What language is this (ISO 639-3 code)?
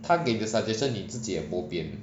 eng